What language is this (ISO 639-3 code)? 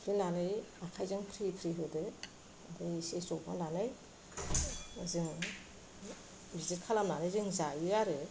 brx